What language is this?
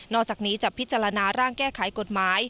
Thai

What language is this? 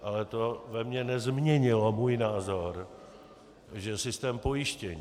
Czech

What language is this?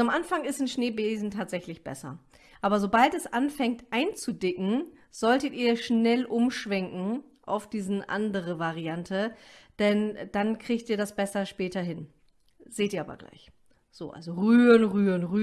German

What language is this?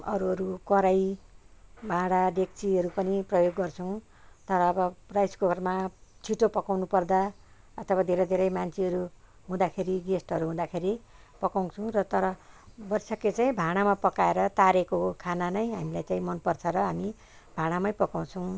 Nepali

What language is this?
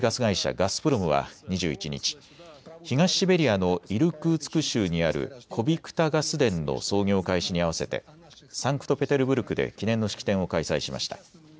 Japanese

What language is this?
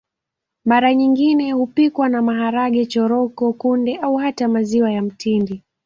Swahili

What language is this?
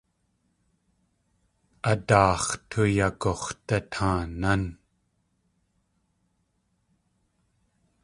Tlingit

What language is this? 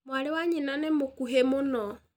Kikuyu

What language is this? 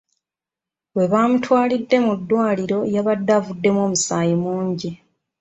Ganda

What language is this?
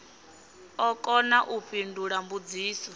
Venda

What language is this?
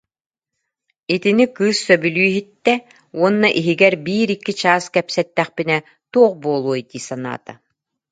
Yakut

